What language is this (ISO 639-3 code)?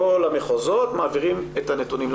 heb